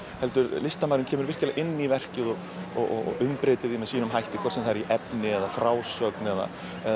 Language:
Icelandic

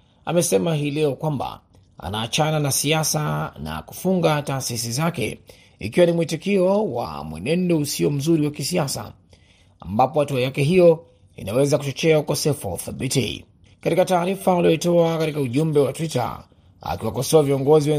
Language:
Swahili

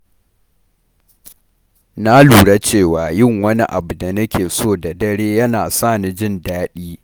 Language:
Hausa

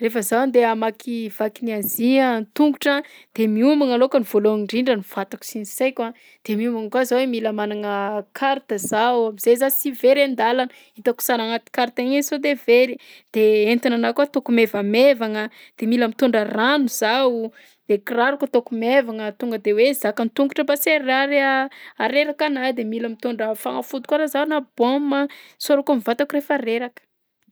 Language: Southern Betsimisaraka Malagasy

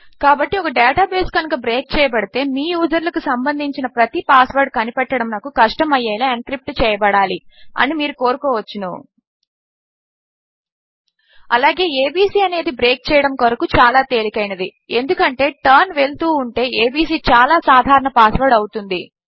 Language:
Telugu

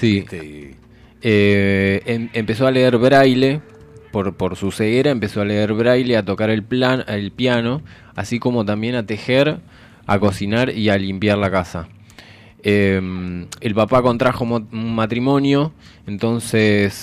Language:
Spanish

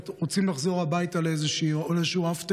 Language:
Hebrew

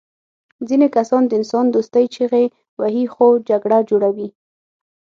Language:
Pashto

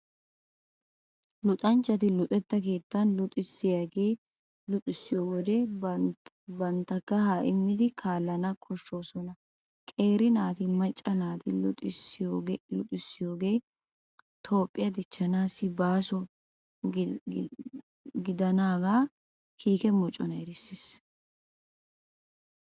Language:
Wolaytta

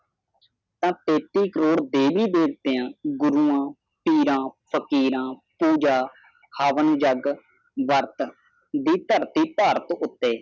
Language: Punjabi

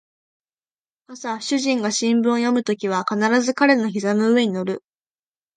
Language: Japanese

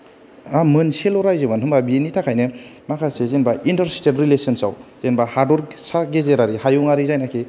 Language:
Bodo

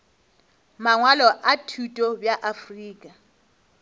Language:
Northern Sotho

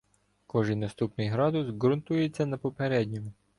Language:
Ukrainian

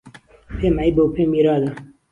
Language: Central Kurdish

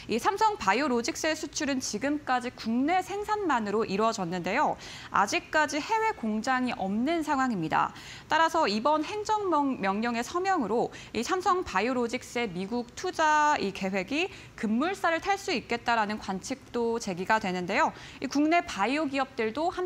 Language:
Korean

